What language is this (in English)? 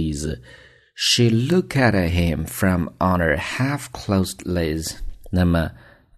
Chinese